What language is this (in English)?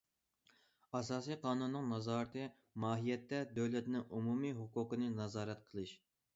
Uyghur